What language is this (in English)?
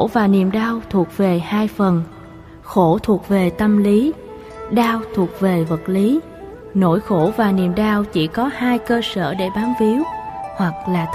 Vietnamese